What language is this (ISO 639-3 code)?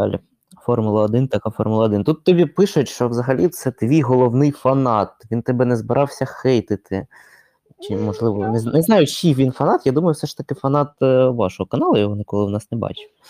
ukr